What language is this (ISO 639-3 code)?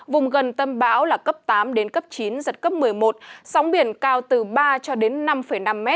vie